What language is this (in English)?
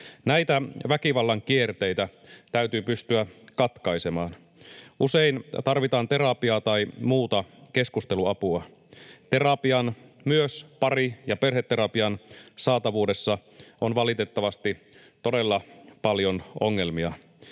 Finnish